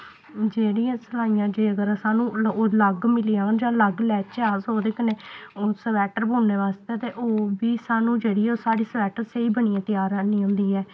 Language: Dogri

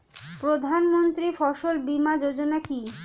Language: Bangla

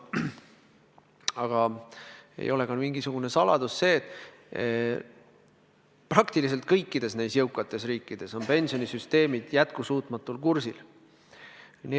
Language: Estonian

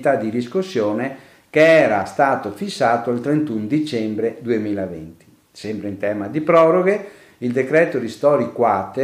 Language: Italian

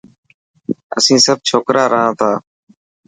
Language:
Dhatki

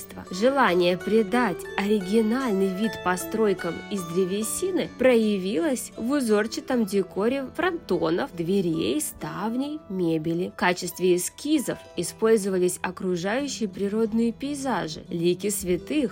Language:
Russian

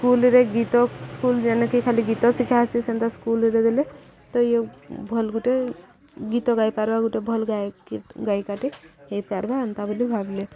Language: Odia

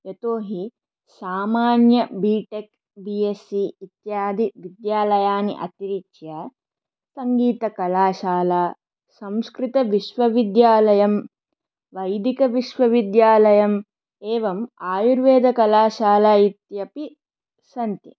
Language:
Sanskrit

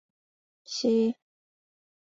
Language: Chinese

